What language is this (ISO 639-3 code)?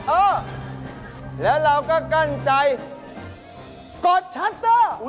tha